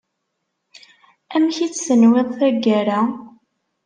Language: Kabyle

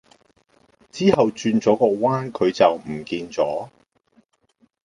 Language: Cantonese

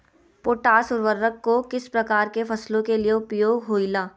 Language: Magahi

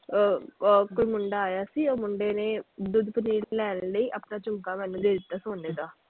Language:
Punjabi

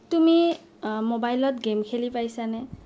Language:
Assamese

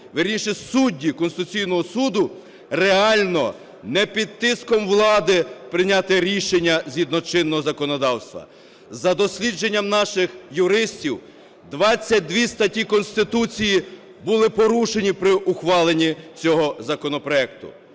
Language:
Ukrainian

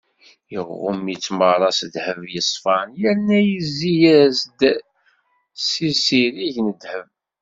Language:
Kabyle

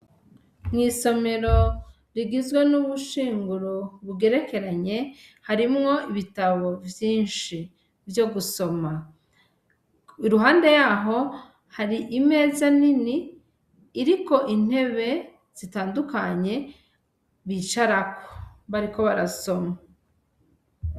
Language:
Rundi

